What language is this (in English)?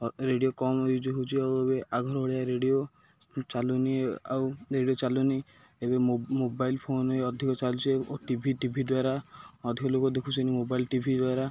Odia